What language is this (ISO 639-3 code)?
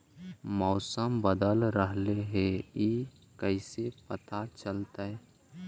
mag